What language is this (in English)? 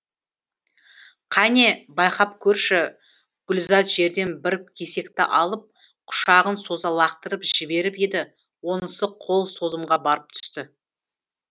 Kazakh